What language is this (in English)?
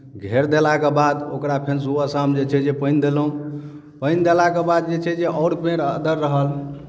Maithili